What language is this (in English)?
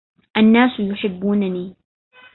Arabic